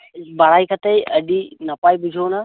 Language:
Santali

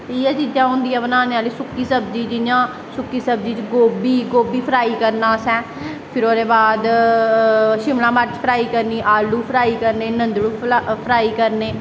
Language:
Dogri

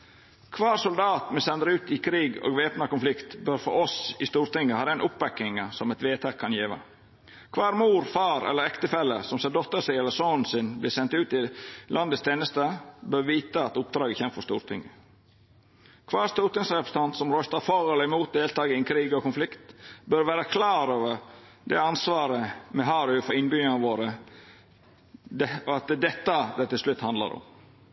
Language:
Norwegian Nynorsk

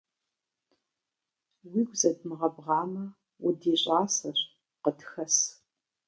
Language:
Kabardian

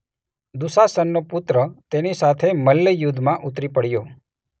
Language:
Gujarati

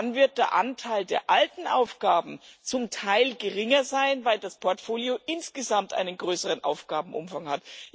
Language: German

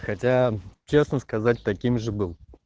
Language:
Russian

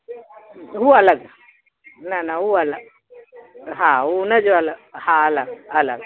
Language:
Sindhi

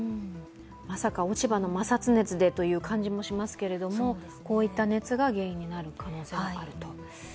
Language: Japanese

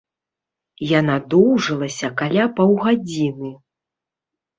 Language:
Belarusian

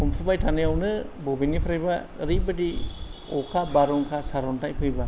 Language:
Bodo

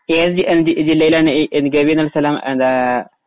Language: Malayalam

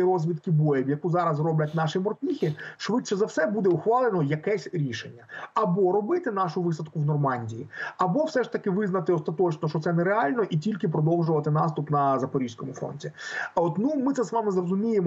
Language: Ukrainian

